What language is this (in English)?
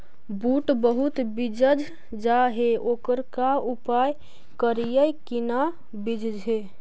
Magahi